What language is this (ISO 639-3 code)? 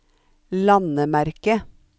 nor